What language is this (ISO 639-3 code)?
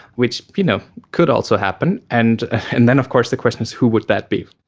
eng